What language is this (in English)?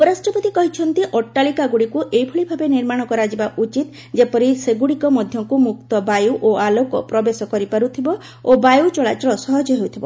Odia